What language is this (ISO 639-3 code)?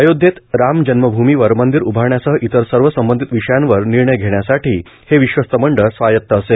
mar